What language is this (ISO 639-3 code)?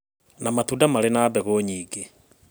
kik